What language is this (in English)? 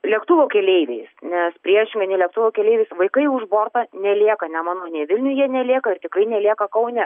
Lithuanian